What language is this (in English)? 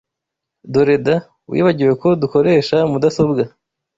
Kinyarwanda